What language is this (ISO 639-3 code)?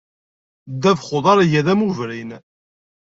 kab